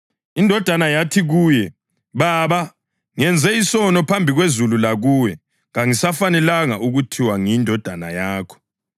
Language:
North Ndebele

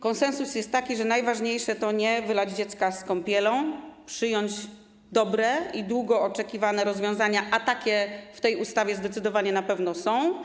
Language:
Polish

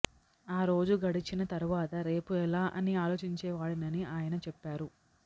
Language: Telugu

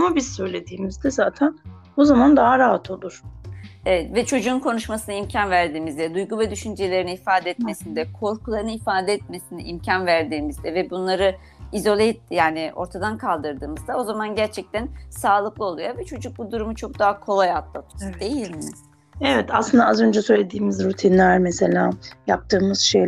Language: Turkish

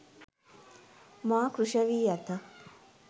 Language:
Sinhala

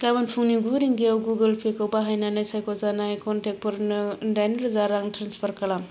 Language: Bodo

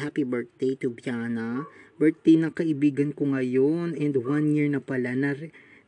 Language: Filipino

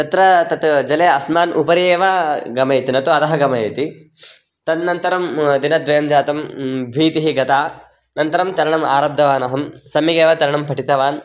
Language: Sanskrit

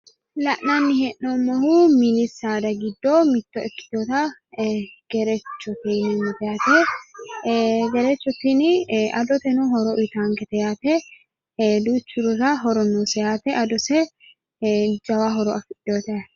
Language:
Sidamo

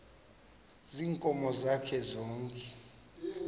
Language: Xhosa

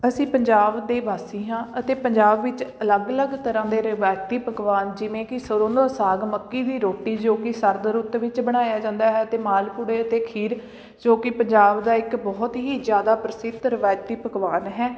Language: Punjabi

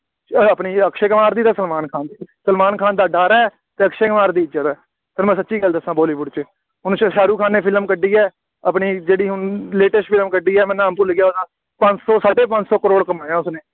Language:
Punjabi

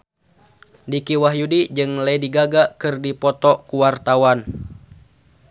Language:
Sundanese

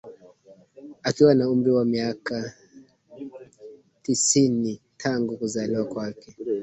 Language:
Swahili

